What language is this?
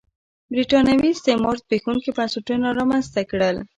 Pashto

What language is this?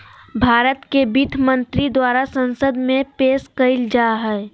Magahi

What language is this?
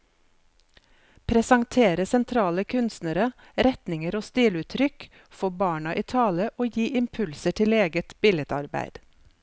Norwegian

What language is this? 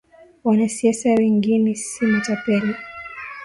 Swahili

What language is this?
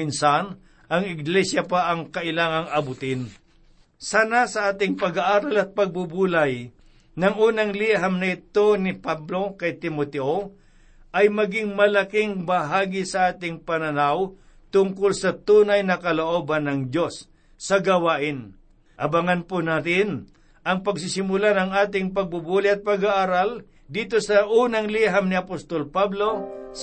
Filipino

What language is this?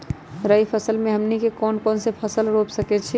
Magahi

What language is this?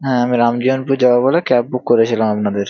Bangla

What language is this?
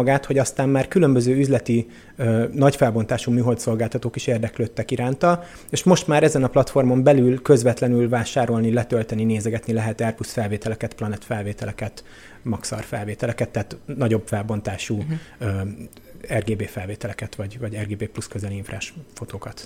Hungarian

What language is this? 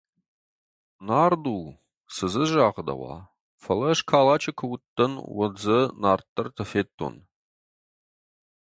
Ossetic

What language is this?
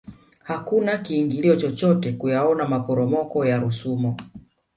Swahili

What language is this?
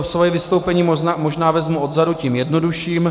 Czech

